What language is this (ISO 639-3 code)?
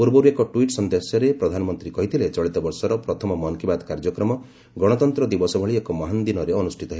ori